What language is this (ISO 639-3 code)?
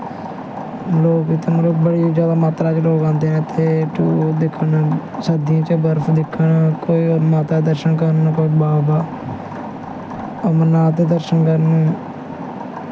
doi